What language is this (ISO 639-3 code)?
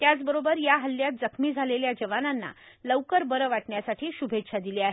mar